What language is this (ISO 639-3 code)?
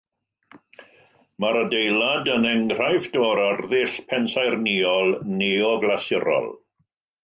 cym